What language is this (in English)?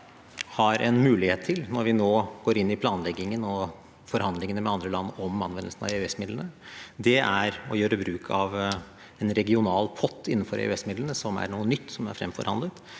Norwegian